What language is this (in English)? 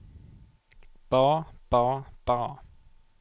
Norwegian